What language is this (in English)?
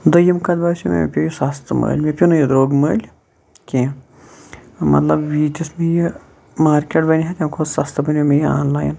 Kashmiri